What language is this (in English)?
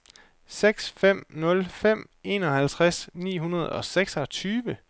Danish